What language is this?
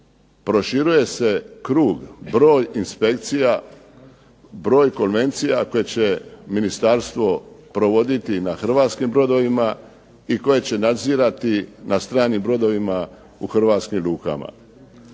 Croatian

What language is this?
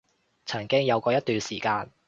Cantonese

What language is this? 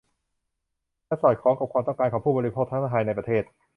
Thai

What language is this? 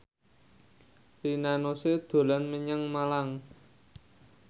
Javanese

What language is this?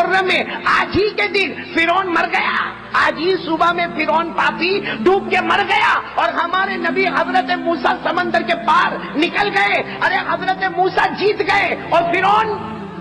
Urdu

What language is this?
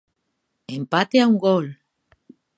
Galician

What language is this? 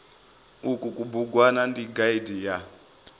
Venda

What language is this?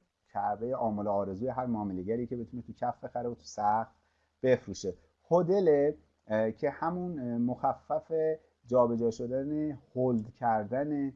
Persian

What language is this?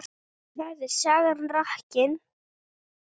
Icelandic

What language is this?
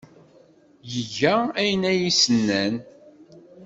Kabyle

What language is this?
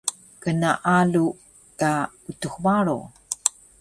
Taroko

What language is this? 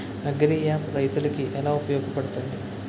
Telugu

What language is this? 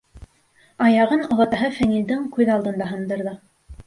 Bashkir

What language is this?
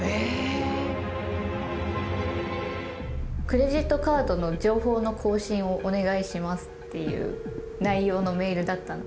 Japanese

